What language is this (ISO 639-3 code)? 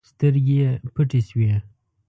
pus